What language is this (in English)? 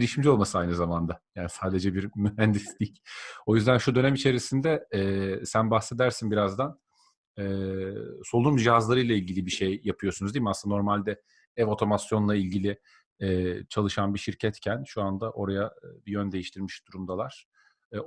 Turkish